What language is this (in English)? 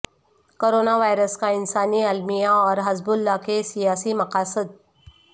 Urdu